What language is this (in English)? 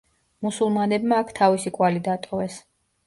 Georgian